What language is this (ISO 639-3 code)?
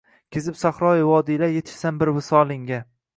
uzb